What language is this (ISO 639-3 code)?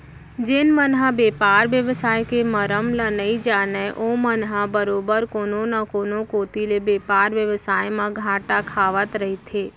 hne